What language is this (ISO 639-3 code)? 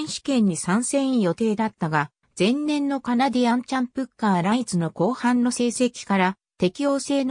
jpn